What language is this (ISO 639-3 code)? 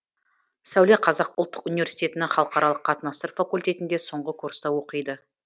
kaz